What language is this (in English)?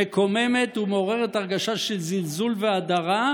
Hebrew